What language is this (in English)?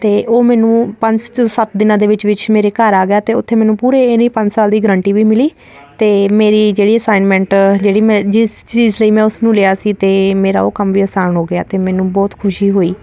Punjabi